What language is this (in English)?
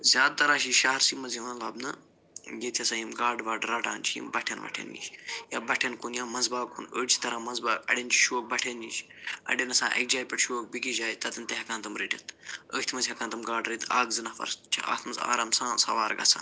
Kashmiri